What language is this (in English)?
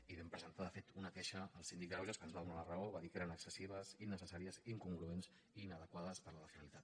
Catalan